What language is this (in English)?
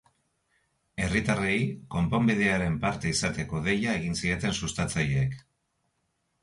Basque